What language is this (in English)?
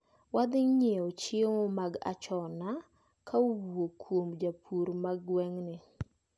Luo (Kenya and Tanzania)